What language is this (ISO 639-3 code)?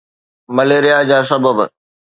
snd